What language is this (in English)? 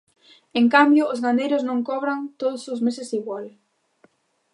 Galician